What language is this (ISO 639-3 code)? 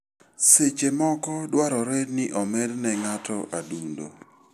luo